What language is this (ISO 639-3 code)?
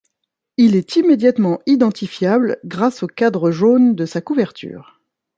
fra